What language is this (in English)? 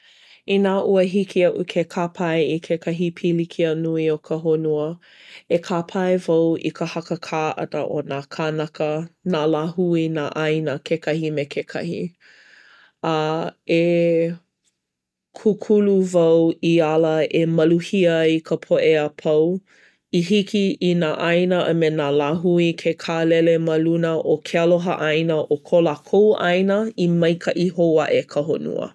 Hawaiian